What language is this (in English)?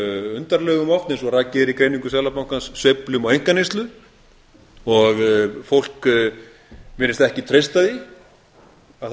Icelandic